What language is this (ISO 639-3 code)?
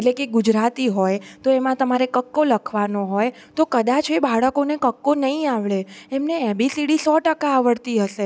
guj